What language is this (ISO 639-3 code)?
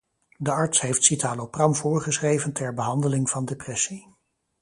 nld